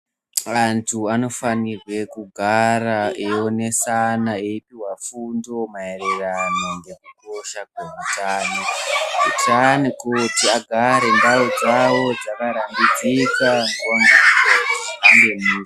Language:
Ndau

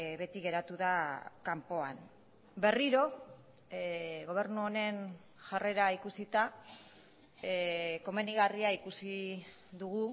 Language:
Basque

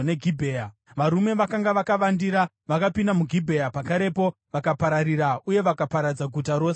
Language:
Shona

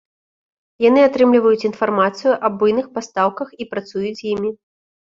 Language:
Belarusian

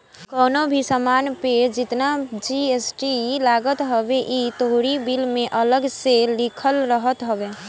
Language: Bhojpuri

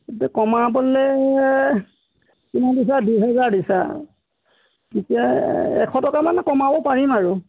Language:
Assamese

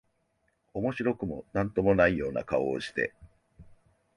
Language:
Japanese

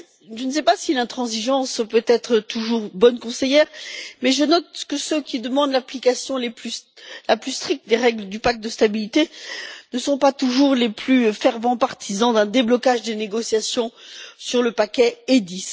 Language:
French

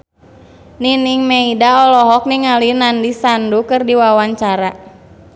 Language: Sundanese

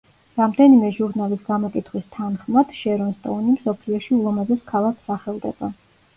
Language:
Georgian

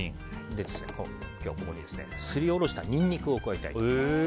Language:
Japanese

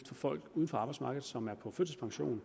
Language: Danish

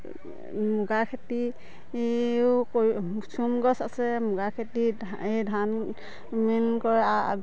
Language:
Assamese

